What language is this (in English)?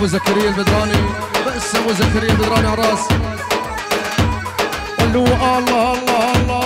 Arabic